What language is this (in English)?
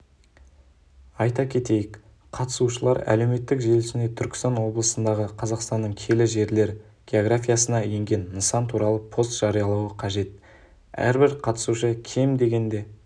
Kazakh